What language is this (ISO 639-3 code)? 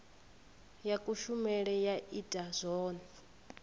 ven